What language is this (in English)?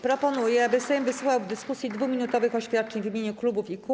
Polish